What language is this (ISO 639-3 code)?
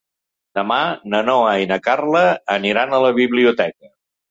cat